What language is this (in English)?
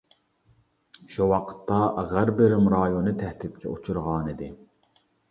Uyghur